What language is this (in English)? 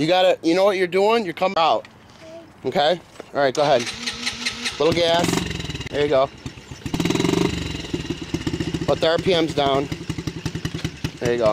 English